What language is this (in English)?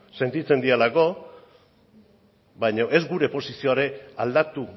Basque